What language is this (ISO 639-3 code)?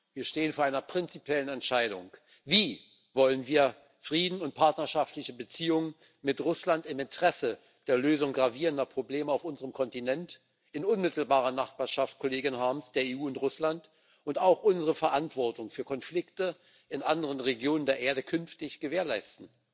deu